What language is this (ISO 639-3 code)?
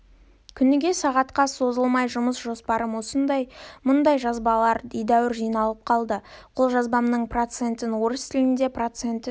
kaz